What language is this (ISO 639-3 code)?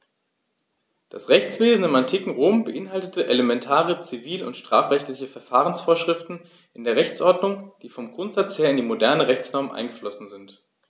deu